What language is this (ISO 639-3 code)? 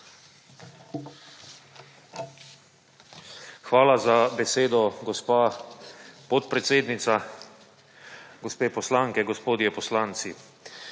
slv